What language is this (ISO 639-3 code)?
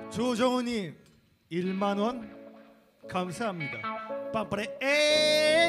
kor